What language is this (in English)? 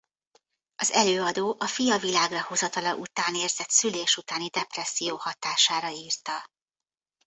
Hungarian